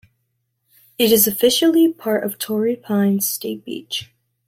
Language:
English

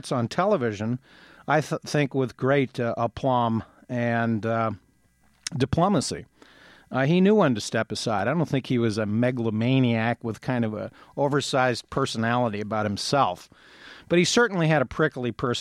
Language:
English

